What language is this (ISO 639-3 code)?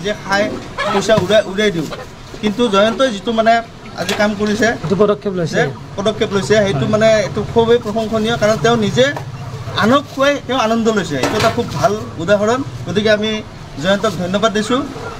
ben